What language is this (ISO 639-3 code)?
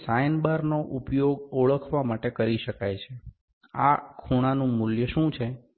guj